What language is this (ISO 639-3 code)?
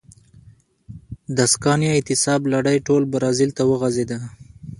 pus